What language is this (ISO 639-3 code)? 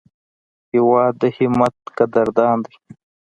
pus